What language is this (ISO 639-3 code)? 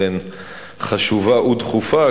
heb